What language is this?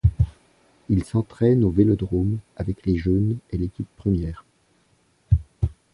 French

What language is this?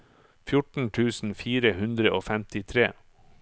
Norwegian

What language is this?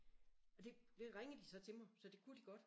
Danish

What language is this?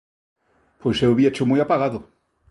Galician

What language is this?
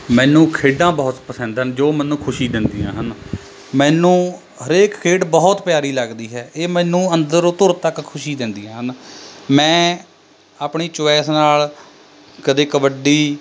Punjabi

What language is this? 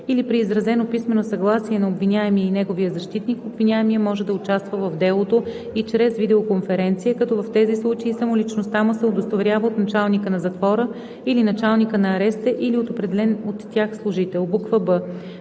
Bulgarian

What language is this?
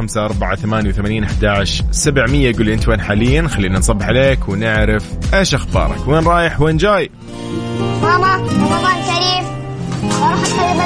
Arabic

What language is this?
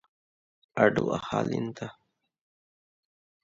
Divehi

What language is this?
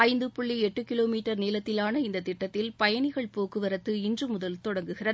Tamil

